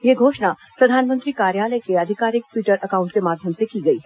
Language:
Hindi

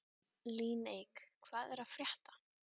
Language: Icelandic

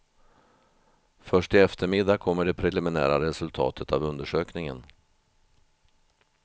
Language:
Swedish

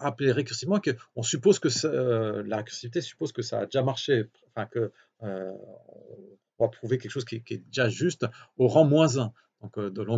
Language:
French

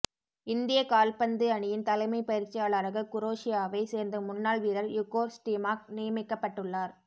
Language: Tamil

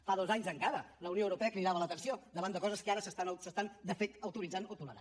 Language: Catalan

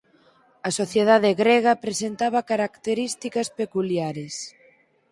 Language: Galician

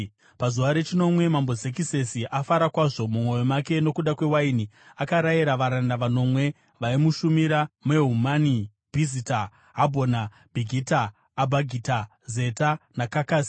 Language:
Shona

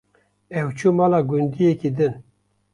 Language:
Kurdish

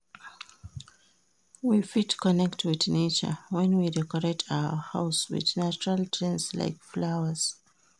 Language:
Nigerian Pidgin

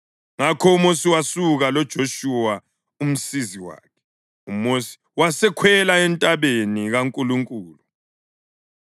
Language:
North Ndebele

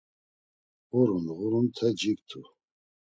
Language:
Laz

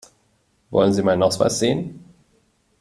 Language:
German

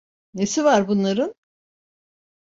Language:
Turkish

